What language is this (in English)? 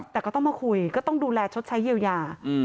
Thai